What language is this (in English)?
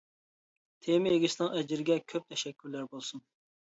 Uyghur